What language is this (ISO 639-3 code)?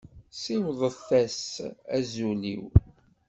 kab